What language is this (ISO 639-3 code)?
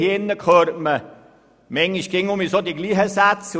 gsw